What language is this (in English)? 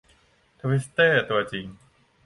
Thai